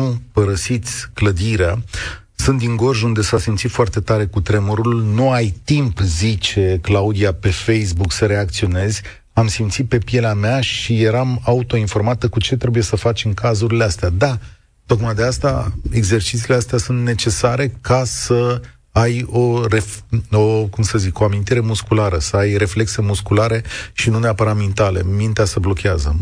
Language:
Romanian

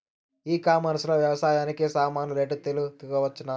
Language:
Telugu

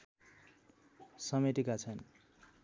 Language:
Nepali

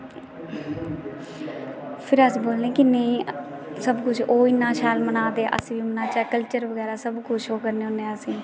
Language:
Dogri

